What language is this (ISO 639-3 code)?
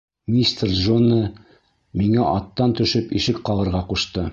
bak